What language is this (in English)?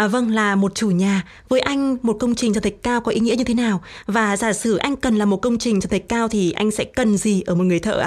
Vietnamese